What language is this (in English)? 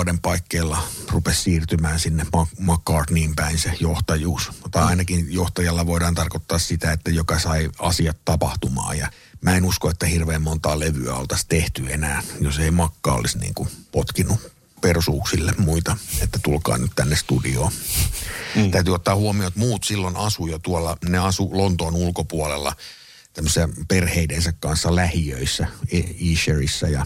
Finnish